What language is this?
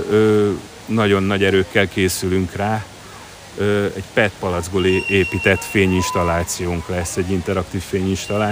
Hungarian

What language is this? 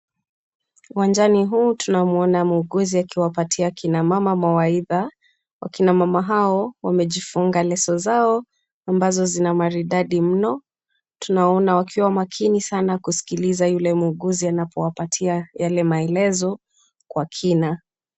Swahili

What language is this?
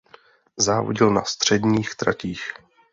Czech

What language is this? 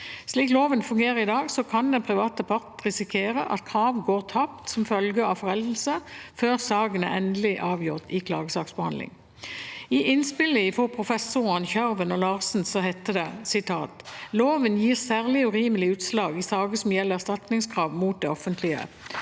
Norwegian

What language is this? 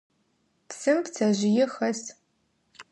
Adyghe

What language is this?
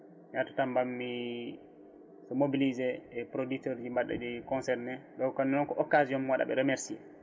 Fula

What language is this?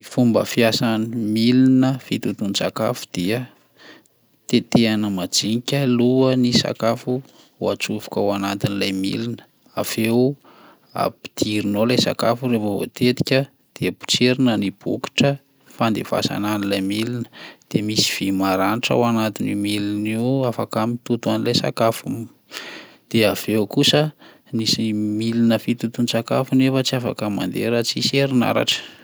Malagasy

